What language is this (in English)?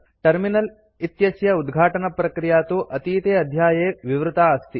Sanskrit